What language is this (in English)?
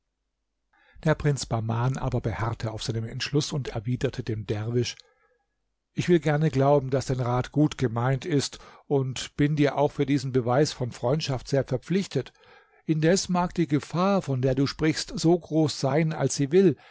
German